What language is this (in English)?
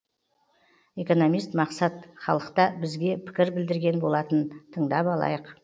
Kazakh